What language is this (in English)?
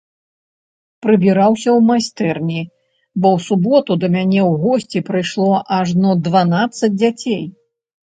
Belarusian